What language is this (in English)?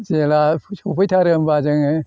Bodo